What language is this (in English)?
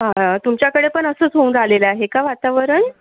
Marathi